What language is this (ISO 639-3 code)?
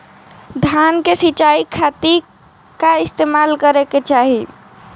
bho